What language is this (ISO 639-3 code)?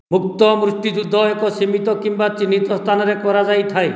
ori